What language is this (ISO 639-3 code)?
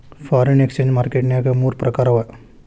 kan